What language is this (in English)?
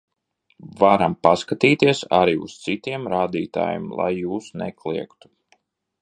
Latvian